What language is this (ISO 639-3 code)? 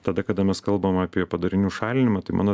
lit